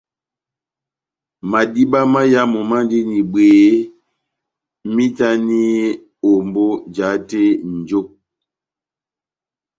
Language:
Batanga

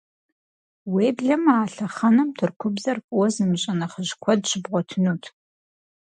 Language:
Kabardian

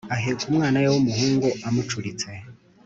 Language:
Kinyarwanda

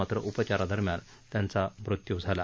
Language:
Marathi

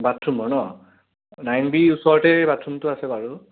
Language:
Assamese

